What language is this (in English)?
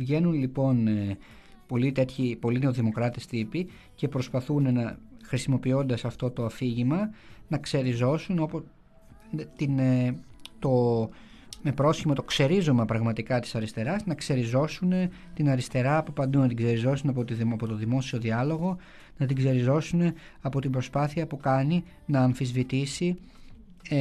Greek